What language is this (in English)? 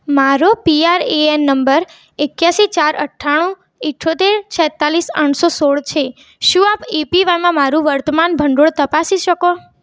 Gujarati